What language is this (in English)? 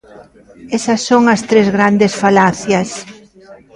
Galician